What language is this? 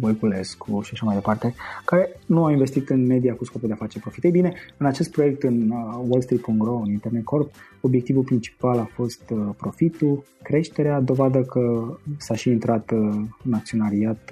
Romanian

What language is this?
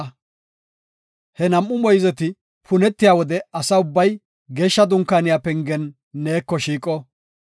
Gofa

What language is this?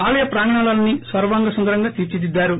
Telugu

